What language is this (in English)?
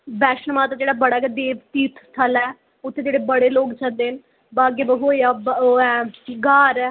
Dogri